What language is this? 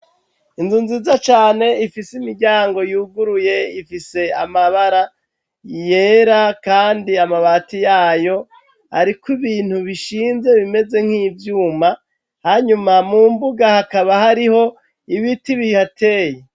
Rundi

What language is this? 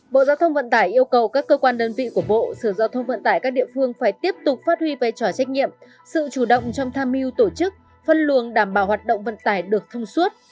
Vietnamese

